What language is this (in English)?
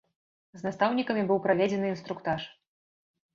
Belarusian